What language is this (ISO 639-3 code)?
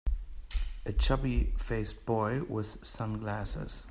eng